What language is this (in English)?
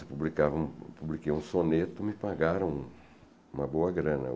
Portuguese